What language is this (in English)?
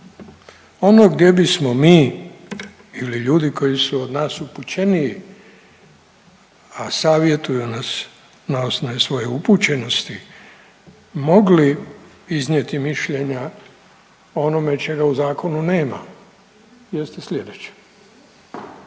Croatian